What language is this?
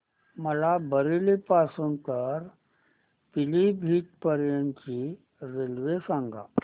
Marathi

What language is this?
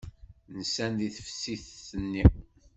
Kabyle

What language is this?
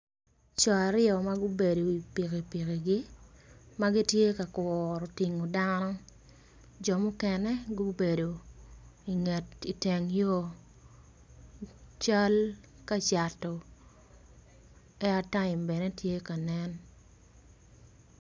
Acoli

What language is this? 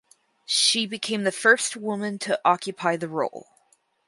English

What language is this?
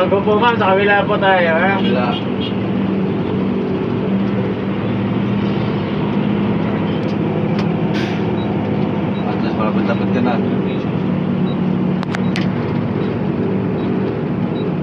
Filipino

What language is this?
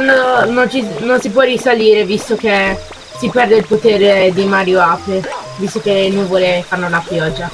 Italian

